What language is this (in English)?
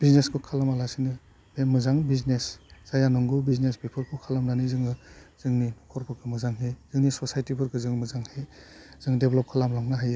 Bodo